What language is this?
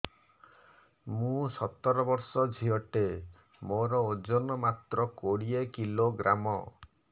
Odia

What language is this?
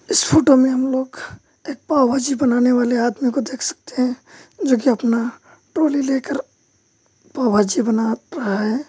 Hindi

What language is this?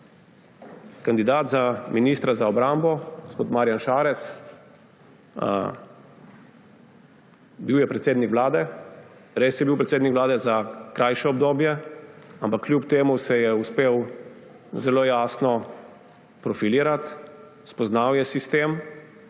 Slovenian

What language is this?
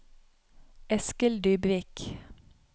Norwegian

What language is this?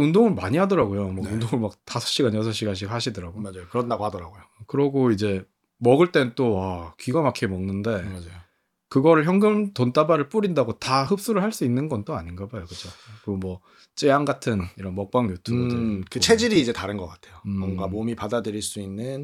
Korean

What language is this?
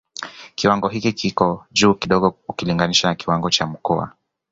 Swahili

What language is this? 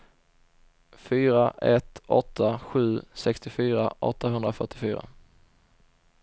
Swedish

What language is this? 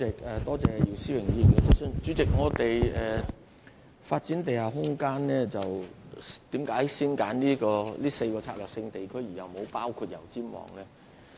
Cantonese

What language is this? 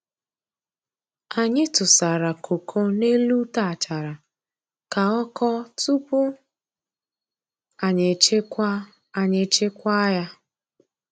Igbo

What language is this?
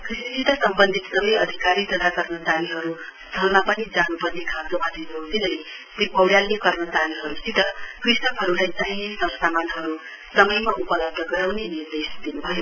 Nepali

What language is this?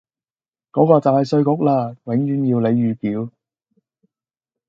Cantonese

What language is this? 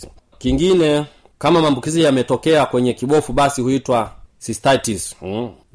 Swahili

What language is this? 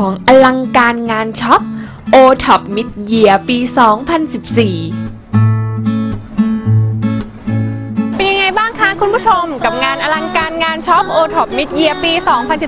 Thai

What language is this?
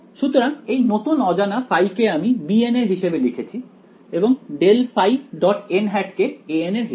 Bangla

